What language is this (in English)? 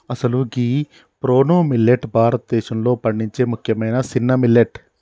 Telugu